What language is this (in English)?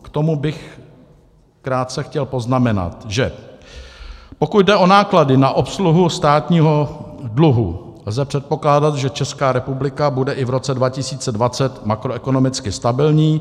Czech